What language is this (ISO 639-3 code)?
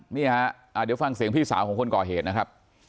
tha